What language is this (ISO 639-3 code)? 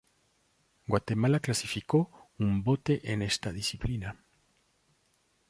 spa